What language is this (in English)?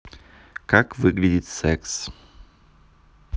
Russian